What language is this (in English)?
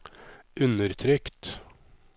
Norwegian